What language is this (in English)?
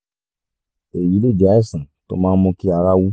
Yoruba